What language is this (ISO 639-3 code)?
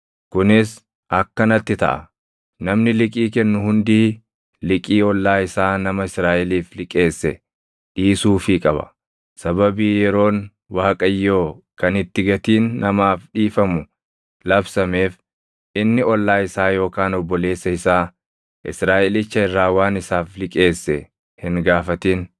orm